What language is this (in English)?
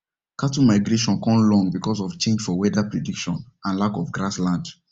Nigerian Pidgin